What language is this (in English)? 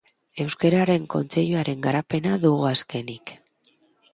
Basque